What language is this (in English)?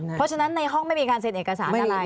Thai